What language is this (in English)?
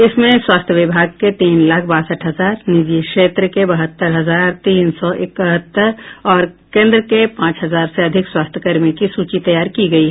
Hindi